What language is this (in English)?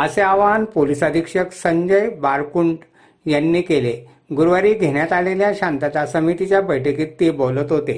Marathi